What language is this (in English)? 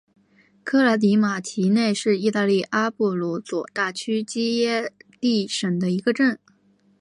Chinese